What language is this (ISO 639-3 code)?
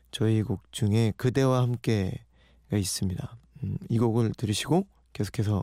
kor